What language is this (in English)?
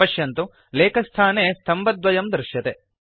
Sanskrit